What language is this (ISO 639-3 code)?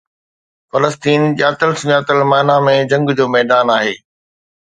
snd